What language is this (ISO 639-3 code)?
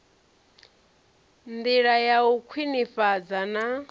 ven